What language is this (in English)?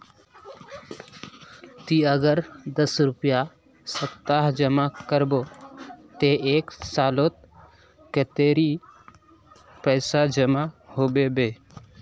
Magahi